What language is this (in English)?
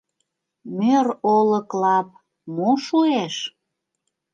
Mari